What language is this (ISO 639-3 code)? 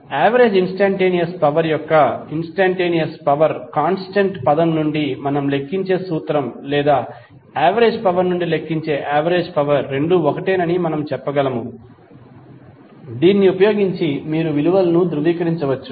tel